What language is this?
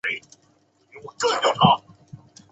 Chinese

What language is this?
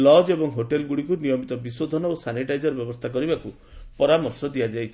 Odia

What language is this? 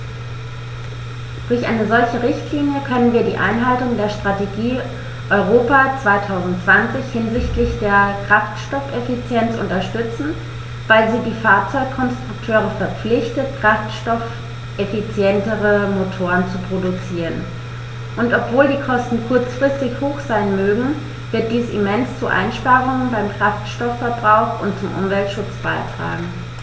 German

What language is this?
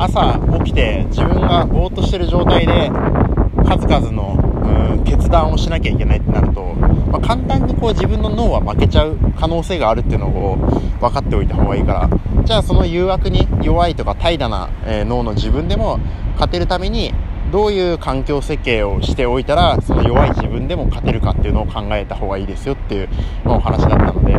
Japanese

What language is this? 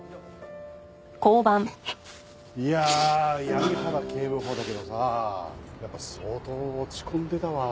Japanese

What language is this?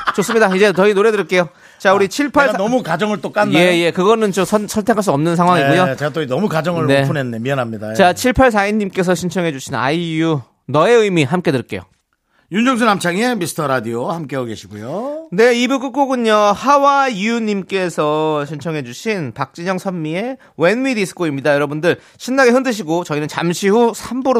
Korean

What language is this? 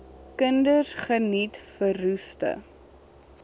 Afrikaans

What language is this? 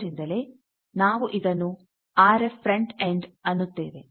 Kannada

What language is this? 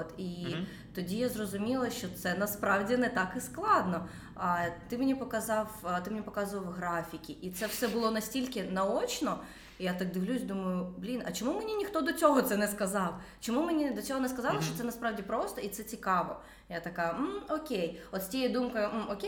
Ukrainian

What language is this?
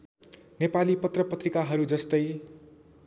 Nepali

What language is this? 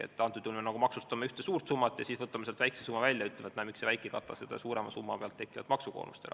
Estonian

